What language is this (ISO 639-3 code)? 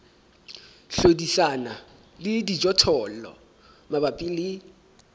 sot